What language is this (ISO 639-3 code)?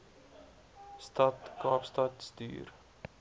afr